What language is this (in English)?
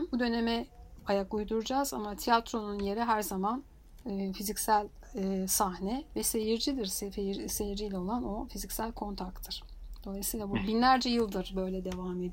Turkish